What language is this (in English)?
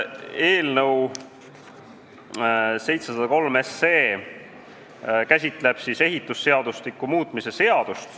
Estonian